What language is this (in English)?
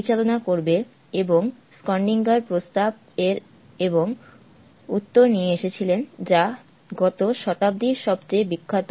Bangla